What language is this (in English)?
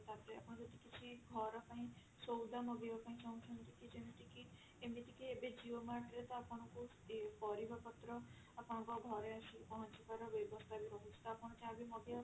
Odia